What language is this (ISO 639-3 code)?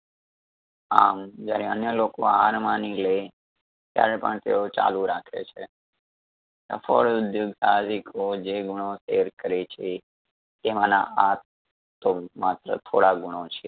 guj